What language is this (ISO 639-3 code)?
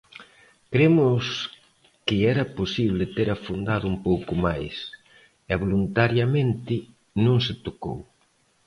glg